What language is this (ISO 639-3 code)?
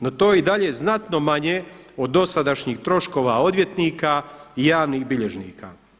hrv